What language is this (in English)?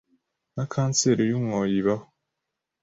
Kinyarwanda